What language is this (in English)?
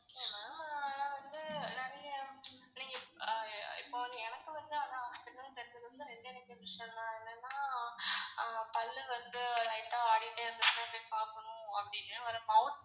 Tamil